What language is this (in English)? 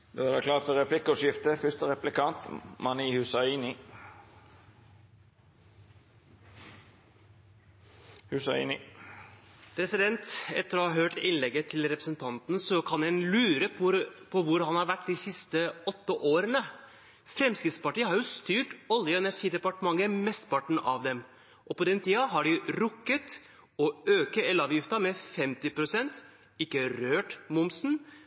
Norwegian